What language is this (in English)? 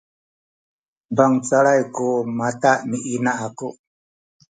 Sakizaya